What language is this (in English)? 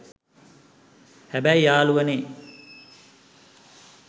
Sinhala